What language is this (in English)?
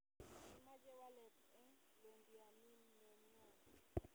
Kalenjin